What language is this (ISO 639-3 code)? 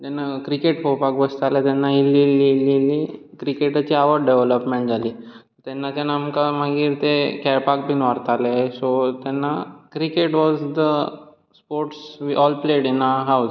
kok